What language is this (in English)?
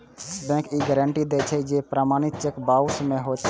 Maithili